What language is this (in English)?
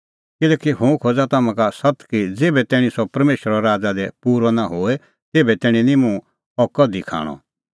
Kullu Pahari